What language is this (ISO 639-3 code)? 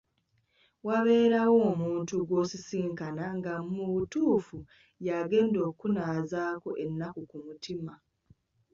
lug